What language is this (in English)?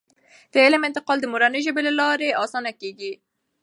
Pashto